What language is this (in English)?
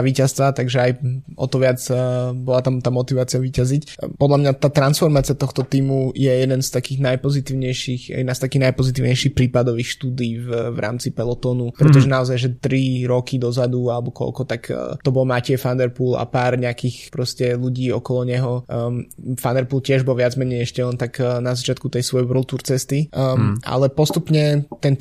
Slovak